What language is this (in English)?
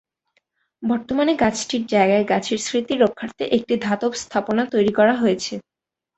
Bangla